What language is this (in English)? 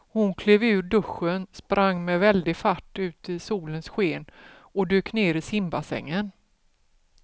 Swedish